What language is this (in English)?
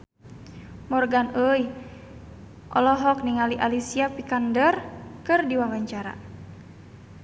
Sundanese